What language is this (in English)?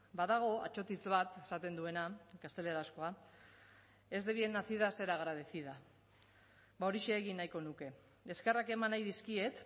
Basque